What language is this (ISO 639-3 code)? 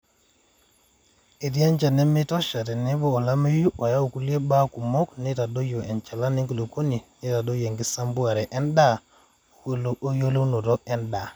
mas